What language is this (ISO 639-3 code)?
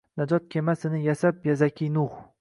uzb